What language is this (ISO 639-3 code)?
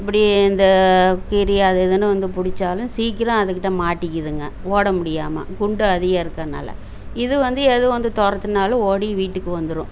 tam